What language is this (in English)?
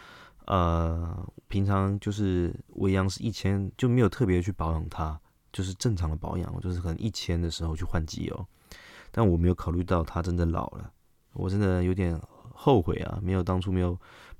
Chinese